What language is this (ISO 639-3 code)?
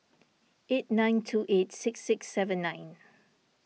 eng